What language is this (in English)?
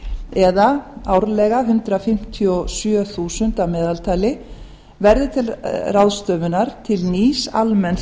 Icelandic